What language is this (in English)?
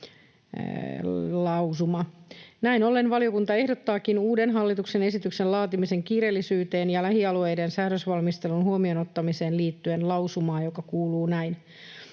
Finnish